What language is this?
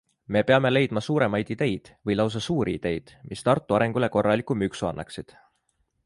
Estonian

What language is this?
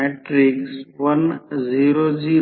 Marathi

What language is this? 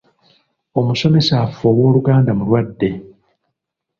Ganda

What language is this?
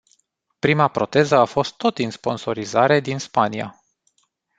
Romanian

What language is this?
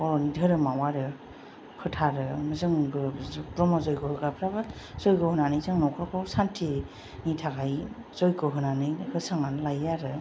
Bodo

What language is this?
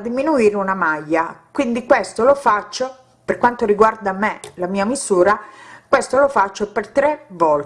Italian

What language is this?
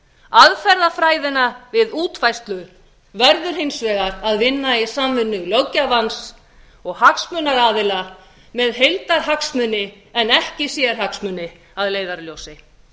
Icelandic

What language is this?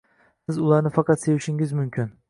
Uzbek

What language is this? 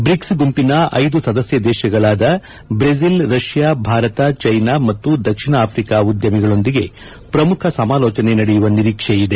Kannada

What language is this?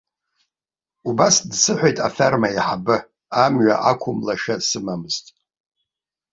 Abkhazian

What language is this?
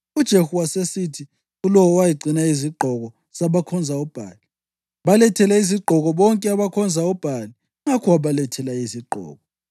North Ndebele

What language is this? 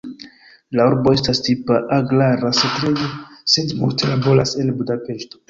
Esperanto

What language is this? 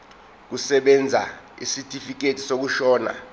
Zulu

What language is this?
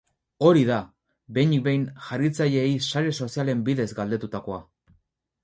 Basque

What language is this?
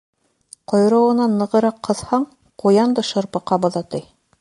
Bashkir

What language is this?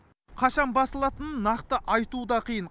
Kazakh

